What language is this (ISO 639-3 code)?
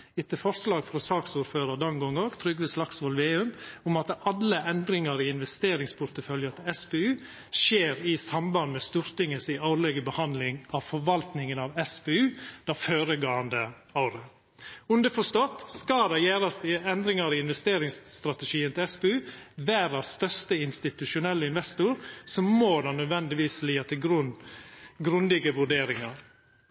nno